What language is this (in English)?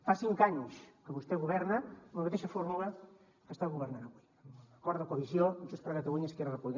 Catalan